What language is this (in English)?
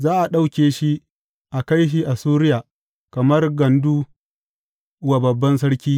Hausa